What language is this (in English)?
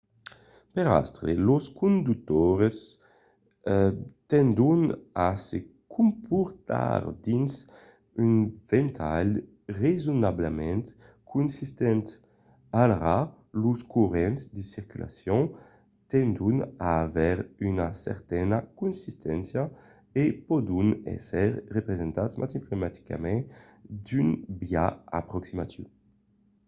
Occitan